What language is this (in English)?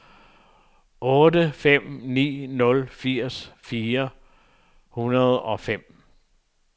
Danish